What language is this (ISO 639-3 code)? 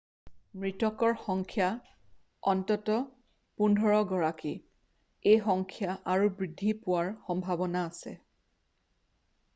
asm